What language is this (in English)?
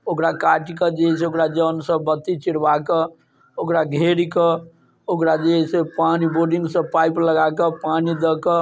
Maithili